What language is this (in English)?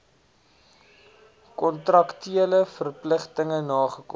Afrikaans